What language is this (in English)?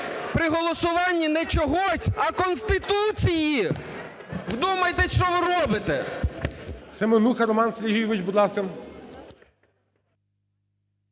Ukrainian